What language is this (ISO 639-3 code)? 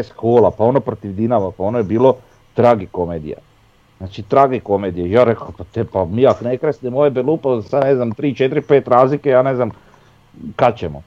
hrv